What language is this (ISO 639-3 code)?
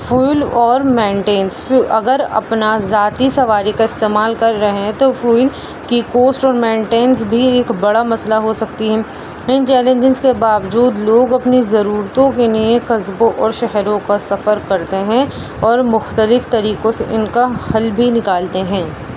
urd